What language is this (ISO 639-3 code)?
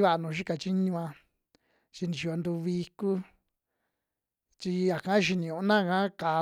jmx